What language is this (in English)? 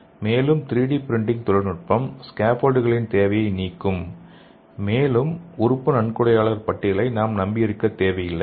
Tamil